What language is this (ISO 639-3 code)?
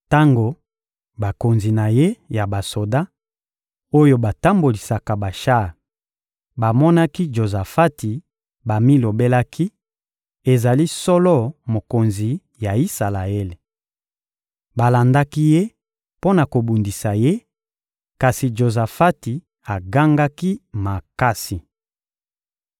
lin